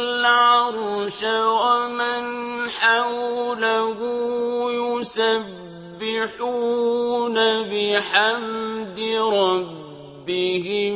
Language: Arabic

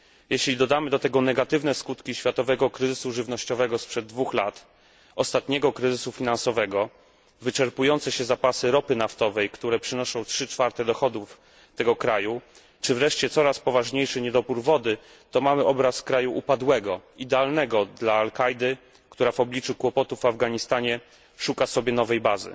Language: Polish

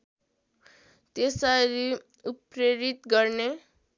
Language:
Nepali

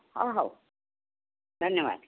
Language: Odia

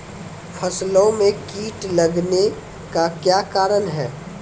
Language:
Maithili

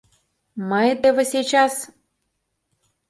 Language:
Mari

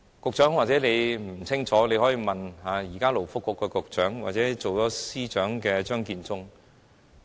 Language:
Cantonese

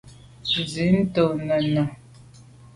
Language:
Medumba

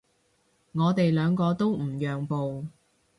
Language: Cantonese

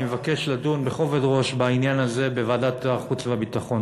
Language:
Hebrew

